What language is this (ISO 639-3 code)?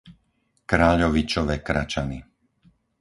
slk